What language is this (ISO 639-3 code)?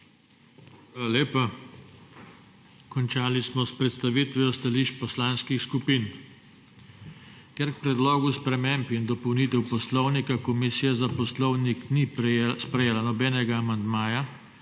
slv